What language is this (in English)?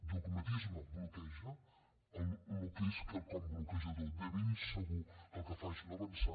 Catalan